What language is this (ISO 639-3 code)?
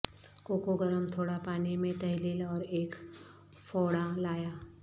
urd